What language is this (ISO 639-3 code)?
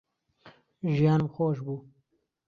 ckb